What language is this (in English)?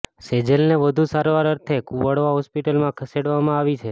Gujarati